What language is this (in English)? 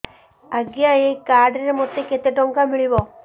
Odia